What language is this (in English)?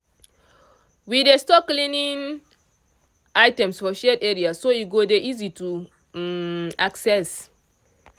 Nigerian Pidgin